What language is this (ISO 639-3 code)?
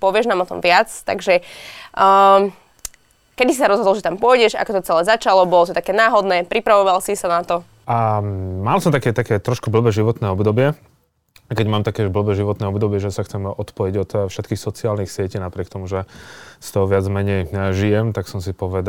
slk